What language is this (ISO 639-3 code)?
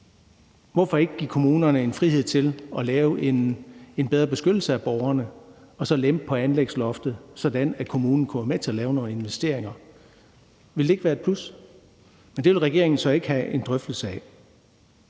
dan